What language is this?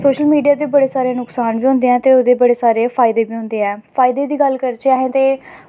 Dogri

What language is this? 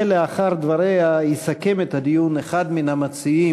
Hebrew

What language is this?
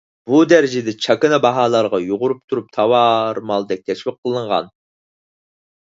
Uyghur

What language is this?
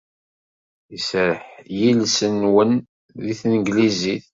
Kabyle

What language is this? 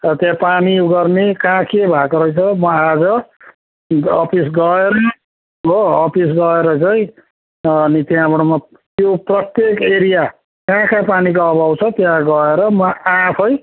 Nepali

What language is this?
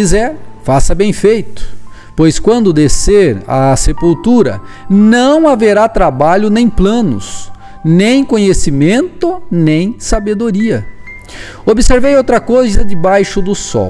Portuguese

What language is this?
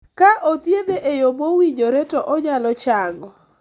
Luo (Kenya and Tanzania)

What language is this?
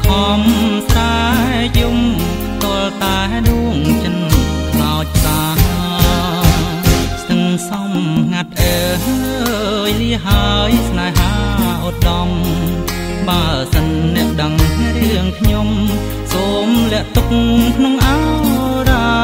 Thai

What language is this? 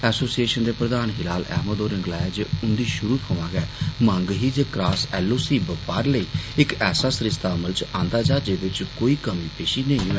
Dogri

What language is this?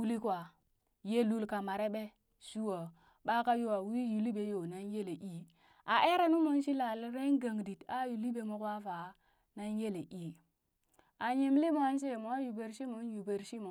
Burak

